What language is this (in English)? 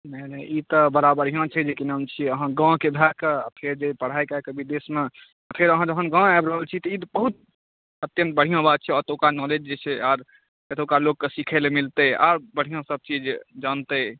Maithili